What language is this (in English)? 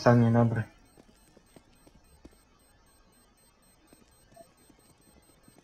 Polish